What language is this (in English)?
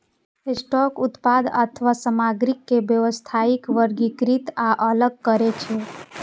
Maithili